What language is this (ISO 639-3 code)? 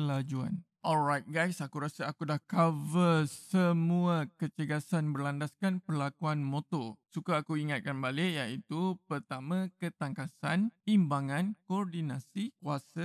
msa